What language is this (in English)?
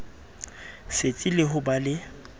Southern Sotho